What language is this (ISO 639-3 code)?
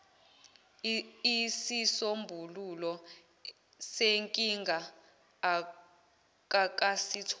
zul